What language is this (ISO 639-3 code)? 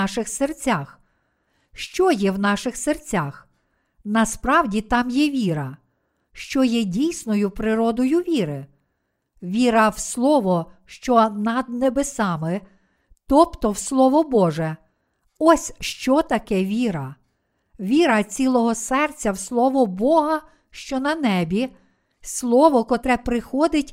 ukr